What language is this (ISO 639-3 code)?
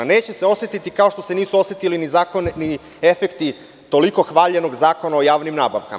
srp